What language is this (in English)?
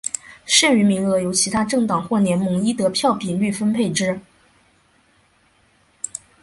Chinese